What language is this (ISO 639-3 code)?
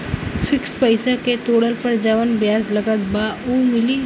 bho